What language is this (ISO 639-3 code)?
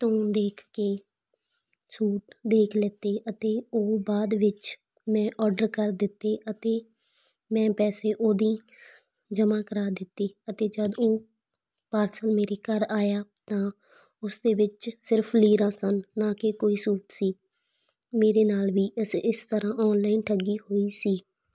pan